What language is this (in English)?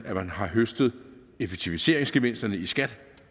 Danish